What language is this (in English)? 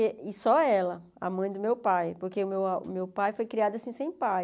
Portuguese